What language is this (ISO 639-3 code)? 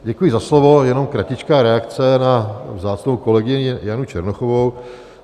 ces